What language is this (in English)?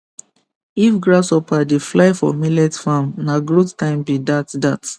Nigerian Pidgin